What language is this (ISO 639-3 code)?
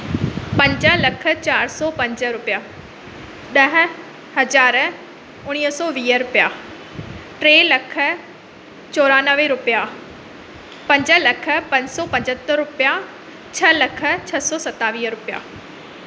snd